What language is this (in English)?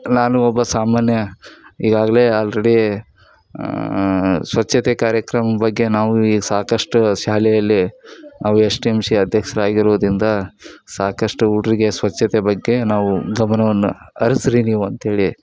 Kannada